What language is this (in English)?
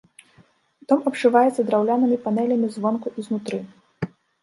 Belarusian